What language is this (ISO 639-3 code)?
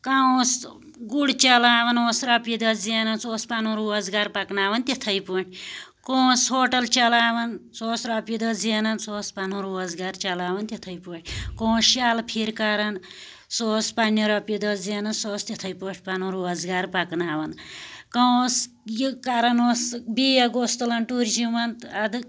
kas